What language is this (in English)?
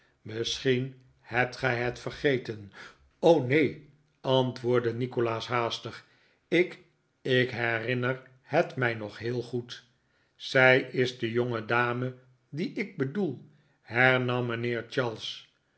Dutch